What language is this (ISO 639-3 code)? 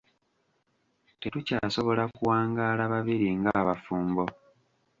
lug